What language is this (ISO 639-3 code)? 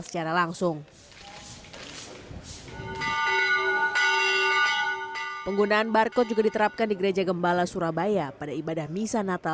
ind